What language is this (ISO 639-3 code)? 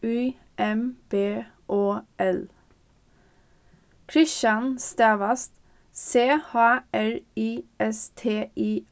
fao